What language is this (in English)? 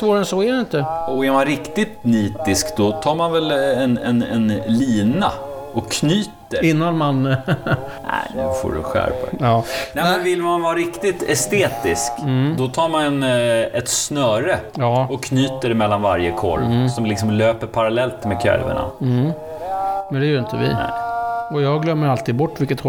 Swedish